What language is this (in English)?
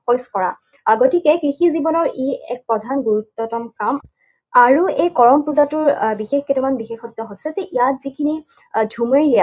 Assamese